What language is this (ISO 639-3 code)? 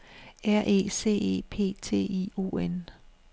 dan